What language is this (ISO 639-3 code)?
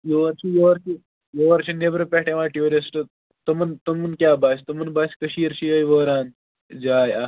kas